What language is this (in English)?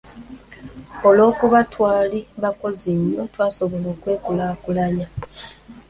Ganda